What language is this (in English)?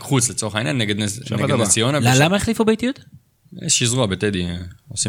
Hebrew